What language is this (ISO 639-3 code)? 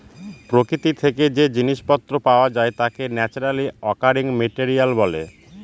ben